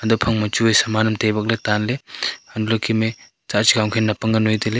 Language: Wancho Naga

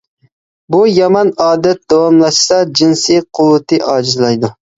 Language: Uyghur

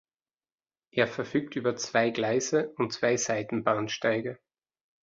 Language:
German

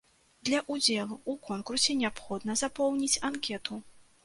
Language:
Belarusian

